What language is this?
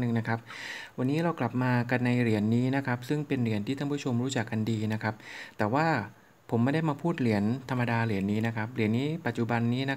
Thai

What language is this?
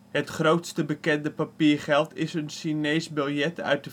Dutch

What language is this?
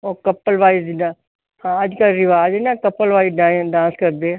Punjabi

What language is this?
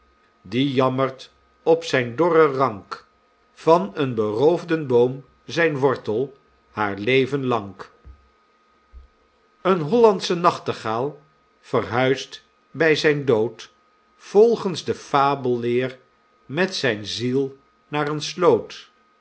Dutch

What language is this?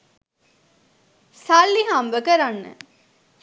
Sinhala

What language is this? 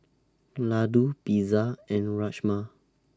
English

